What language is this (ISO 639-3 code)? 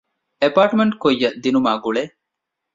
div